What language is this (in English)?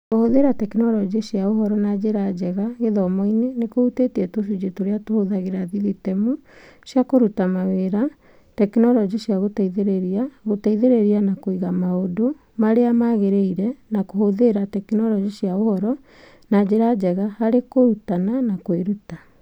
Kikuyu